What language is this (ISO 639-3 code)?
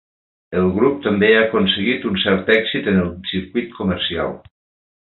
cat